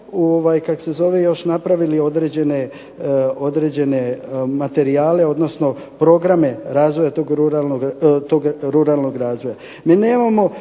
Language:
Croatian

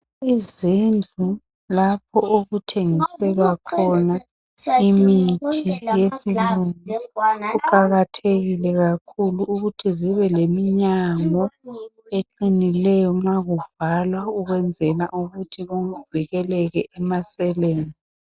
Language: North Ndebele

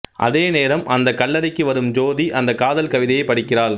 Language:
Tamil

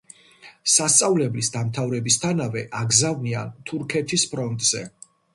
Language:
Georgian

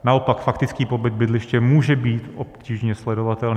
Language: Czech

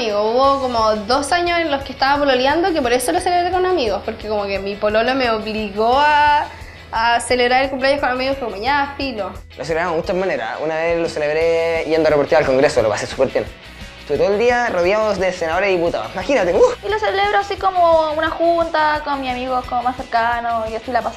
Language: Spanish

